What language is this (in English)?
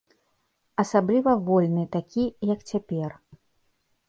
Belarusian